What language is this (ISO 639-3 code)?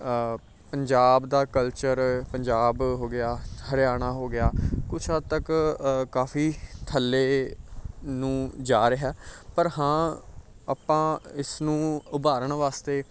pan